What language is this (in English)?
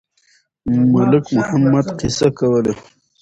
Pashto